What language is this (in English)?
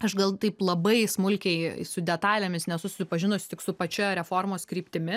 Lithuanian